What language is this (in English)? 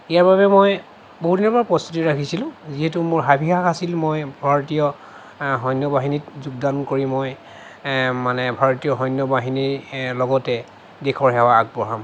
Assamese